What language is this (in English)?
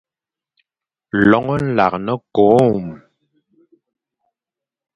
Fang